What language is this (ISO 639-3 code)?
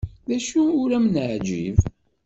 kab